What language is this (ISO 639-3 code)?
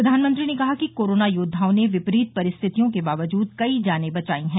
hin